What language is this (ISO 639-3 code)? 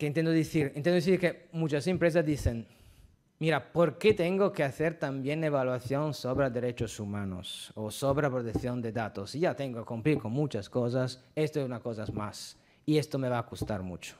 spa